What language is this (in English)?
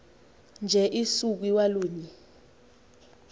Xhosa